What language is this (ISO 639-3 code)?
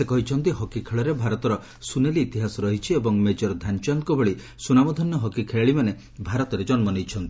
ori